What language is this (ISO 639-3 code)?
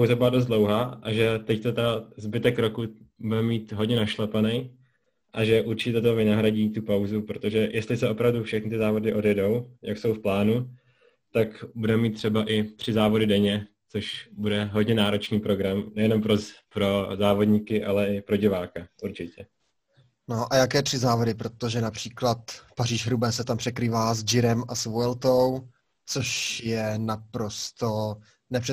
ces